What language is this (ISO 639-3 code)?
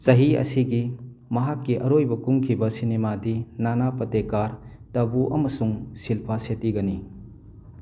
mni